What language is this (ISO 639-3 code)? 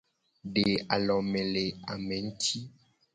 gej